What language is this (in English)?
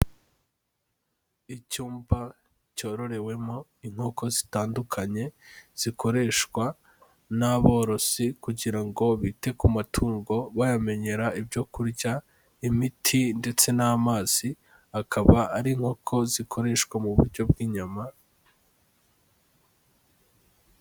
Kinyarwanda